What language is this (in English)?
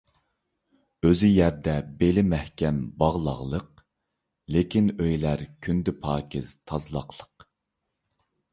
Uyghur